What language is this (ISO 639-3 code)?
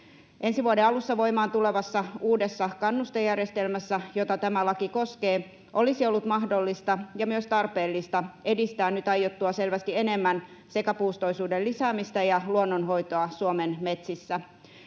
fin